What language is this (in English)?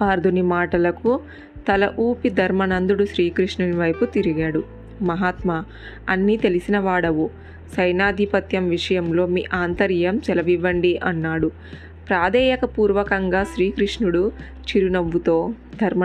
Telugu